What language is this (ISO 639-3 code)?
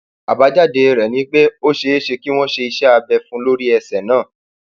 yor